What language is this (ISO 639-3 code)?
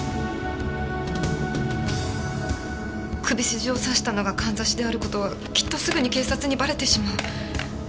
jpn